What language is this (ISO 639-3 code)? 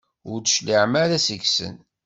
kab